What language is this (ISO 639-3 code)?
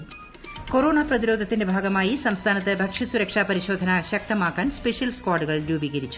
mal